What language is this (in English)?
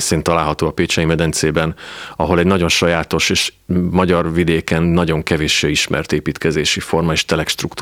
Hungarian